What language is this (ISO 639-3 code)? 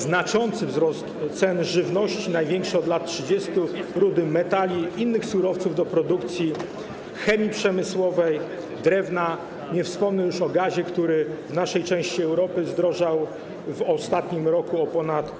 pol